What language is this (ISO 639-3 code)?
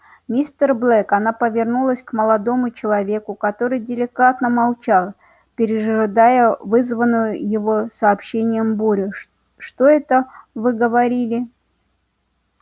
rus